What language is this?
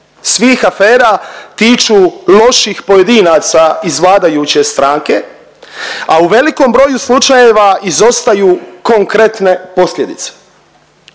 Croatian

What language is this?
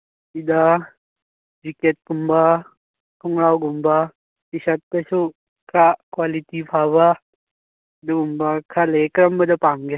Manipuri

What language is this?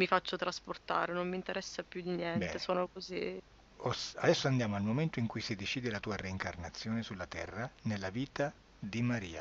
Italian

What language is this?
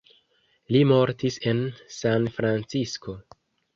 Esperanto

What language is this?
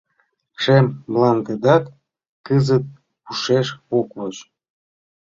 Mari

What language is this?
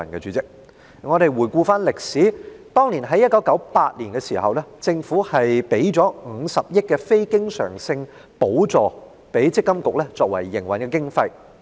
Cantonese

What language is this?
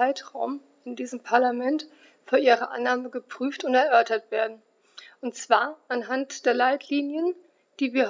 German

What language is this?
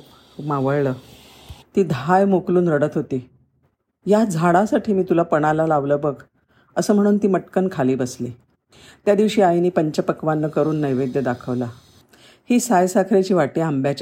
Marathi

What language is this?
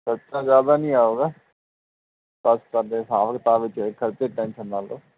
Punjabi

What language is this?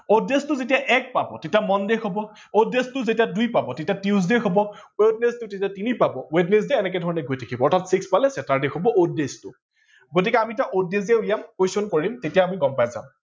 Assamese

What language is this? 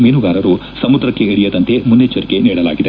Kannada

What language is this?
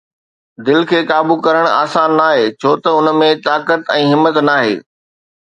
Sindhi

